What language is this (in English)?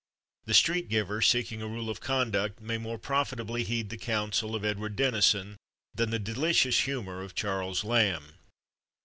English